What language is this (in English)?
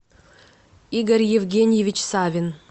Russian